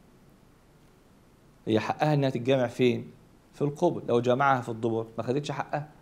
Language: Arabic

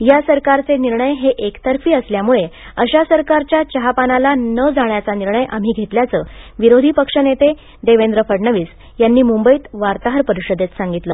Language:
Marathi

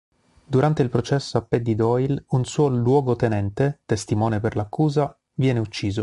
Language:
Italian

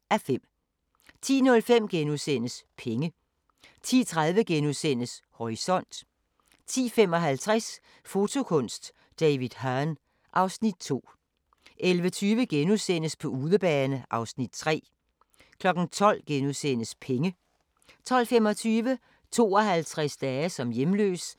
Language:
Danish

